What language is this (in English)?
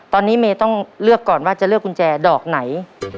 Thai